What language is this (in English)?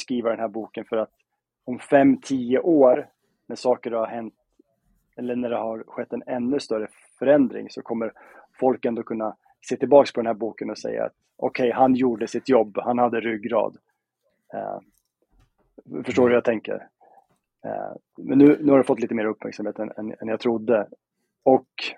Swedish